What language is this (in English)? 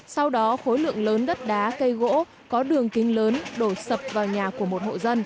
Vietnamese